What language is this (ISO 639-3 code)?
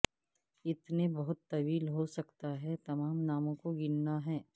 urd